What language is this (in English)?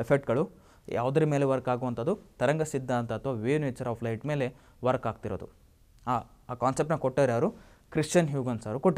Hindi